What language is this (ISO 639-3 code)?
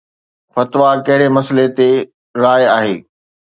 snd